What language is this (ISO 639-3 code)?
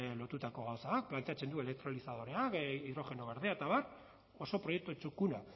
eus